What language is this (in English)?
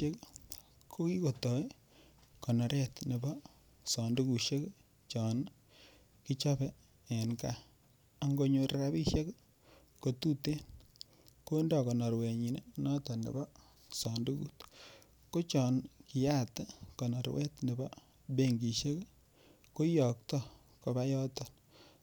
Kalenjin